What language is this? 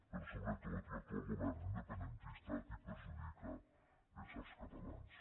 Catalan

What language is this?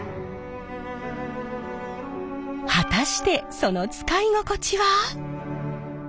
Japanese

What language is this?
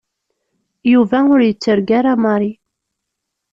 Kabyle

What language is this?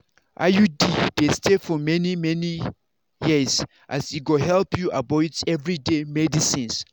Nigerian Pidgin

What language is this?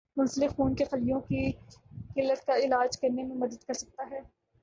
Urdu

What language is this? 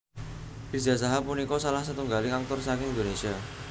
Javanese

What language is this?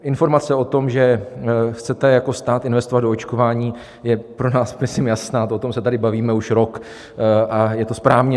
Czech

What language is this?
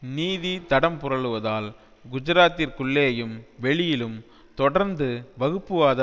Tamil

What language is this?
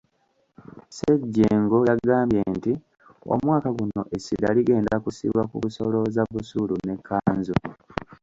Ganda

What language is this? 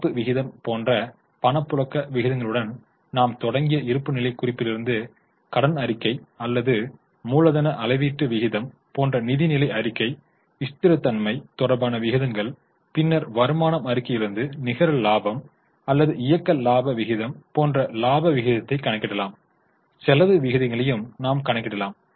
Tamil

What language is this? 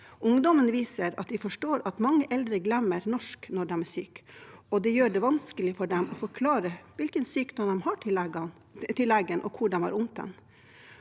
Norwegian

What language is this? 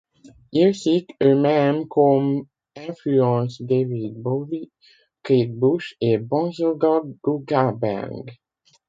French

